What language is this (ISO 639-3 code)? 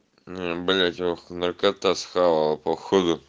rus